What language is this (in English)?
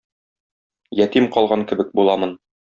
Tatar